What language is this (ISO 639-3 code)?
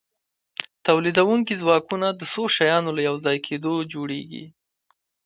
pus